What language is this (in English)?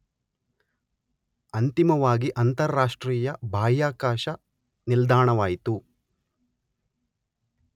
Kannada